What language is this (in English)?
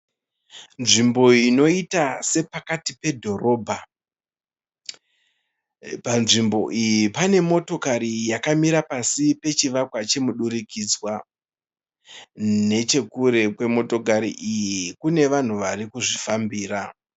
Shona